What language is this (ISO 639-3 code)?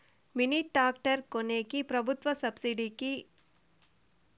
tel